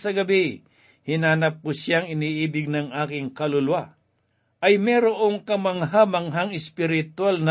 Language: Filipino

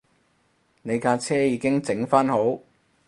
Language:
Cantonese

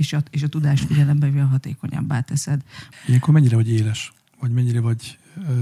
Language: Hungarian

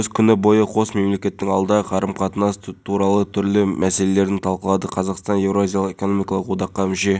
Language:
Kazakh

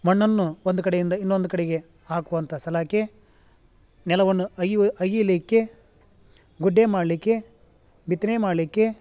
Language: Kannada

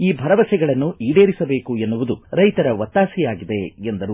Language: Kannada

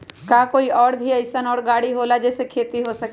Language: Magahi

